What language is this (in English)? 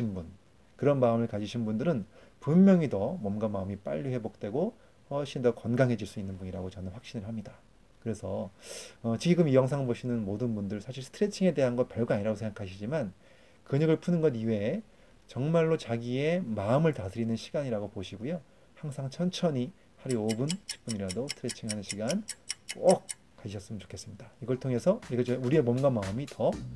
Korean